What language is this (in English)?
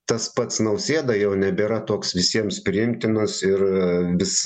Lithuanian